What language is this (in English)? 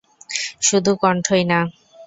Bangla